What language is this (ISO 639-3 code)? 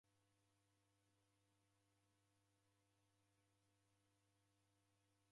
dav